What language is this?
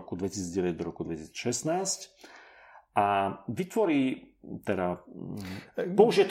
Slovak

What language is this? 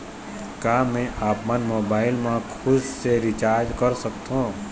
Chhattisgarhi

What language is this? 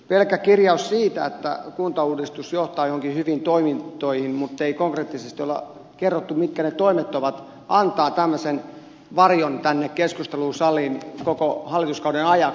Finnish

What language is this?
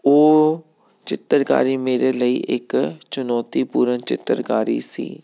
Punjabi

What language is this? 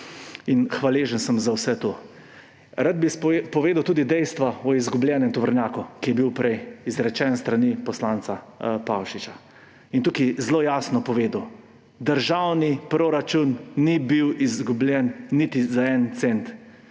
Slovenian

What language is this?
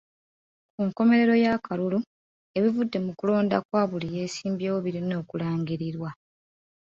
Ganda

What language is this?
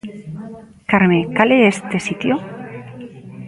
Galician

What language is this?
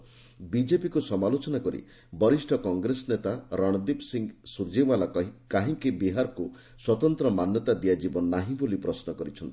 Odia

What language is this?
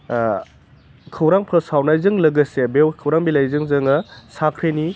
Bodo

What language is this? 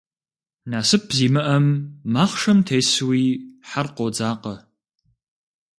Kabardian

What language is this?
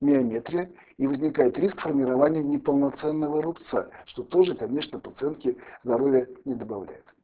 Russian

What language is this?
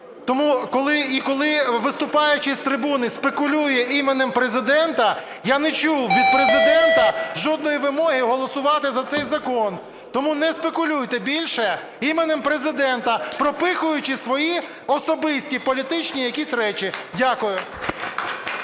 Ukrainian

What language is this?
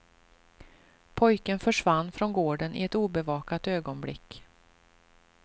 Swedish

